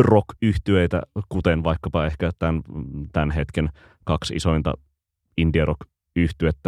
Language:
Finnish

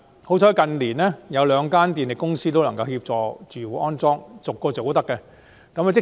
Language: Cantonese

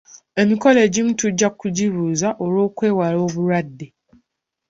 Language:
Ganda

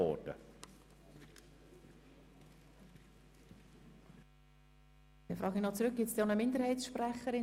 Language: Swiss German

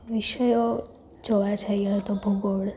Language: Gujarati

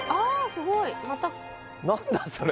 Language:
Japanese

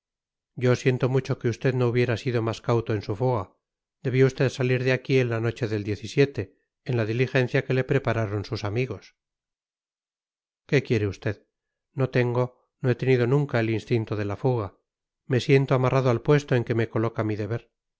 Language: Spanish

